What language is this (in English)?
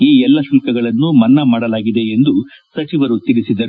Kannada